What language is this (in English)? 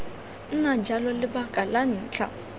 Tswana